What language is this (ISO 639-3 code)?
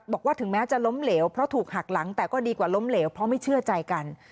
tha